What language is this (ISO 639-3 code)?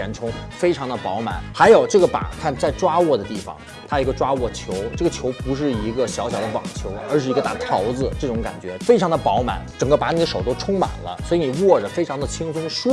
zho